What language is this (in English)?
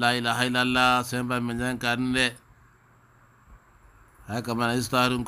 Arabic